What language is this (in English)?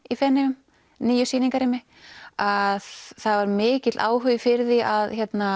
Icelandic